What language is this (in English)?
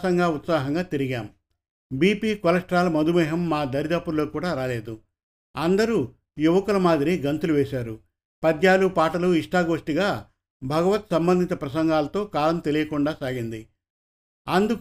Telugu